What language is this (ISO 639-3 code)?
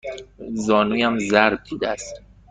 fas